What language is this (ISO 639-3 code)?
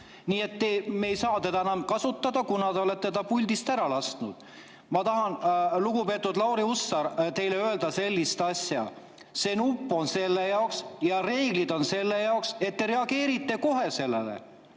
est